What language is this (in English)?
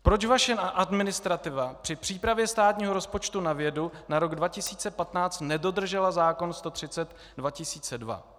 Czech